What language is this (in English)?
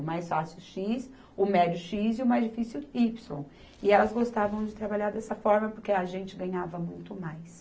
Portuguese